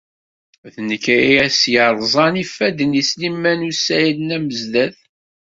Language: Kabyle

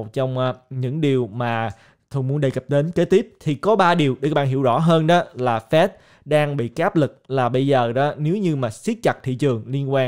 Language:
Vietnamese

